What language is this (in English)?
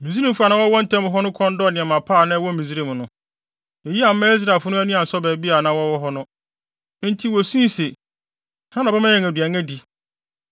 Akan